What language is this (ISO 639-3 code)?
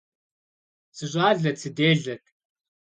kbd